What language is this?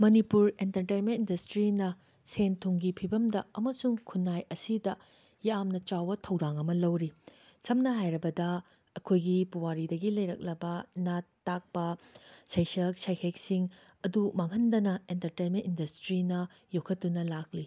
Manipuri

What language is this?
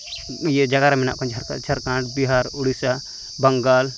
Santali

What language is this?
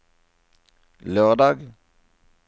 Norwegian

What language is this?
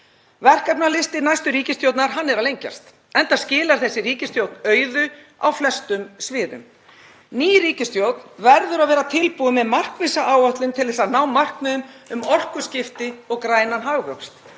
Icelandic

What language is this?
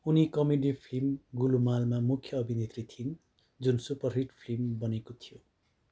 Nepali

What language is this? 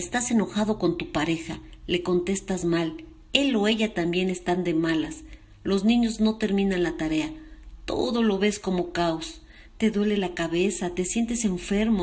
Spanish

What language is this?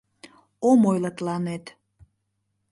Mari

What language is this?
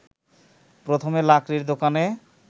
Bangla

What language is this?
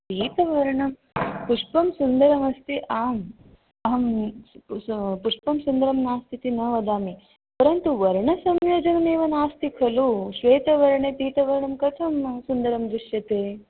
Sanskrit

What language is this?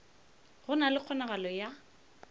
Northern Sotho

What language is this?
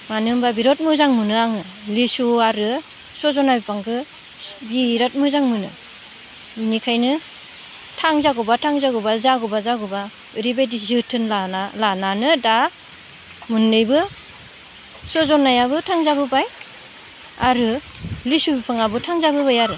Bodo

